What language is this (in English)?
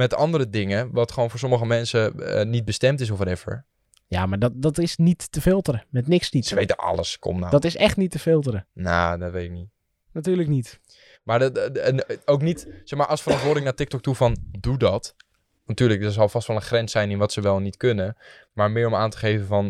Dutch